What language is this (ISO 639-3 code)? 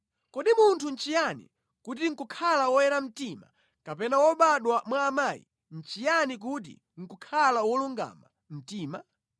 nya